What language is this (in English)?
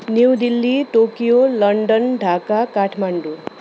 Nepali